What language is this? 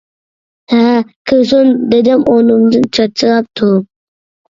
Uyghur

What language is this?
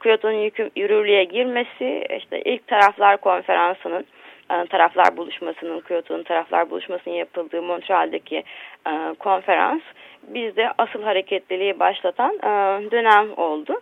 Turkish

